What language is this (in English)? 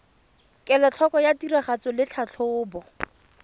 Tswana